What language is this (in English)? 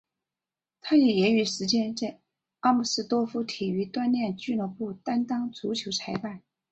Chinese